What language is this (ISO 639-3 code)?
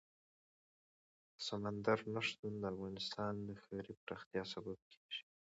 pus